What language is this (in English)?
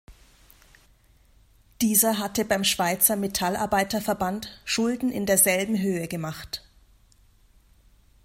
German